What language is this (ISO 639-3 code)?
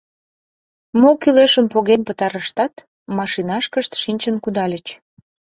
chm